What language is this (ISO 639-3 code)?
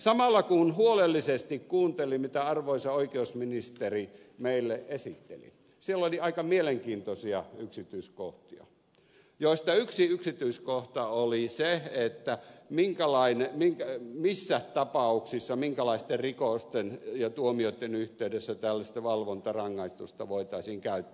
fin